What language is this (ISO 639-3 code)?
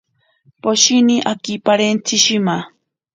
prq